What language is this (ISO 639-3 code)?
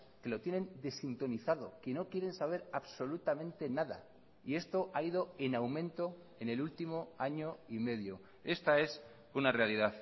spa